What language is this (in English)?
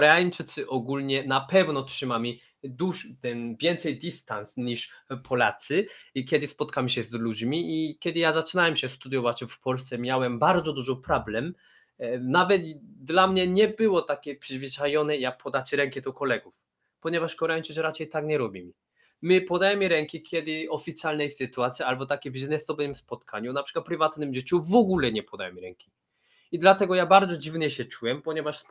Polish